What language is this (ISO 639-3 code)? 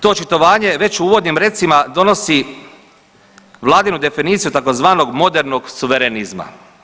hrv